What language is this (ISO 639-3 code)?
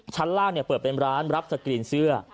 tha